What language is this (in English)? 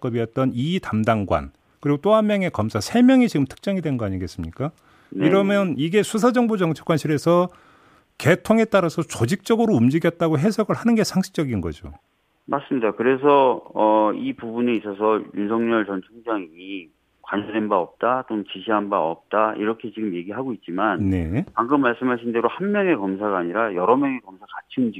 Korean